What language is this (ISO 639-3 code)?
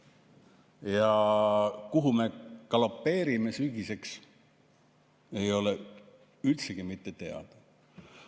est